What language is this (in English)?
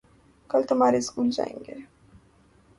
Urdu